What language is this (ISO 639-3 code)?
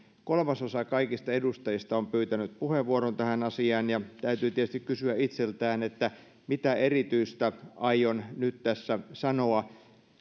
fin